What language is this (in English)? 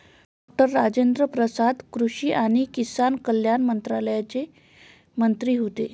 Marathi